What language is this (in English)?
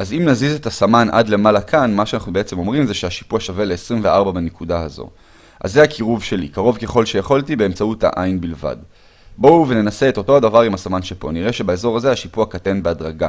Hebrew